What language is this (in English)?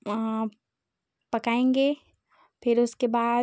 Hindi